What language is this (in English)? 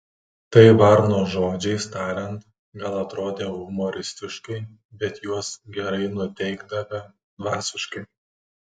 Lithuanian